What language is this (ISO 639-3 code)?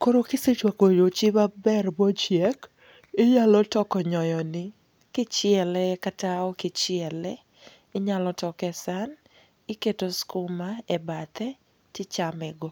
luo